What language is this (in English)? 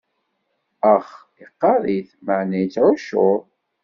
Kabyle